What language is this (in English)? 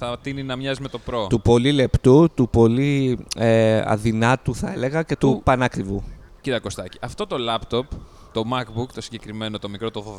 Greek